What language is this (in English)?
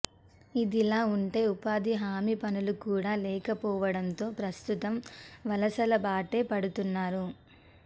Telugu